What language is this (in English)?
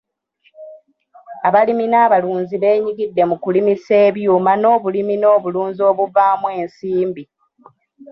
Ganda